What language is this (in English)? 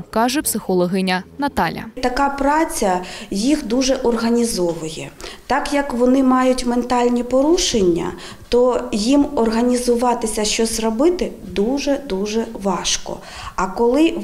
Ukrainian